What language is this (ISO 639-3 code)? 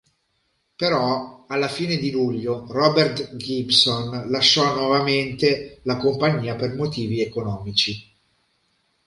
ita